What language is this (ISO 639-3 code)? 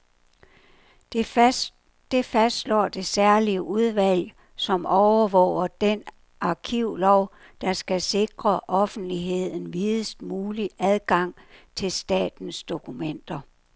dan